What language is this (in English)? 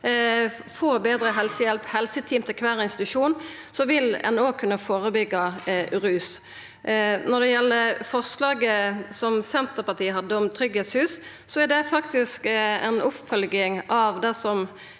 Norwegian